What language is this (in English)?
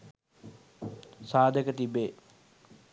Sinhala